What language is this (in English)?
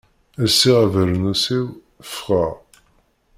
Kabyle